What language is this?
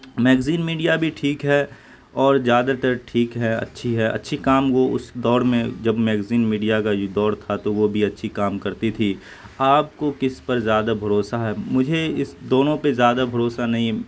Urdu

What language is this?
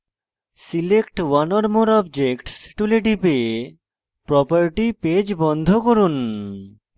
Bangla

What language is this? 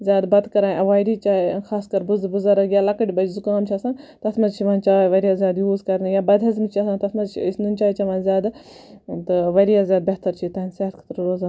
Kashmiri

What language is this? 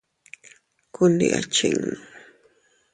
Teutila Cuicatec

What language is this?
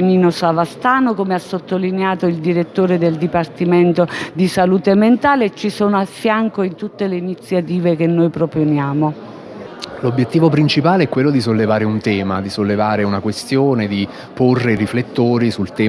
Italian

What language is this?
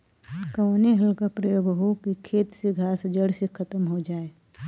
Bhojpuri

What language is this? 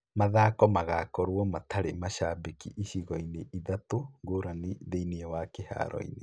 Kikuyu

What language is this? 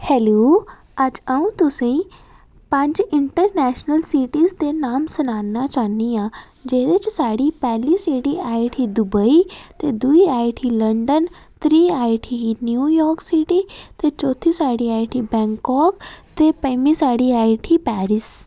Dogri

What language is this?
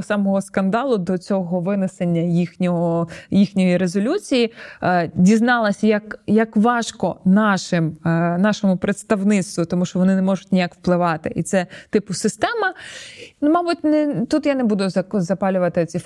Ukrainian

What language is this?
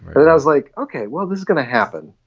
English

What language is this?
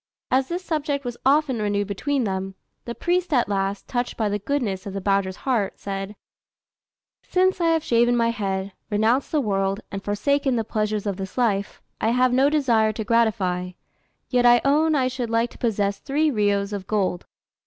English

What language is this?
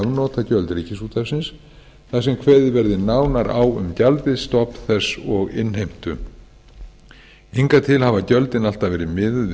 Icelandic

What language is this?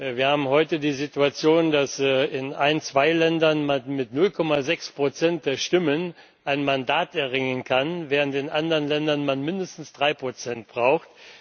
German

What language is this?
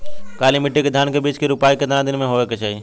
Bhojpuri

